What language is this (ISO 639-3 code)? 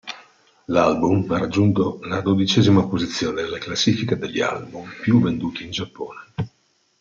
ita